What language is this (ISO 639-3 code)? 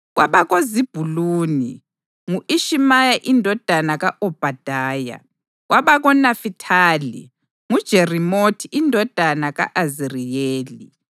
nde